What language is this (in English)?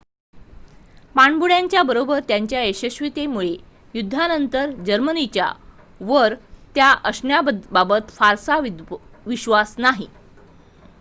Marathi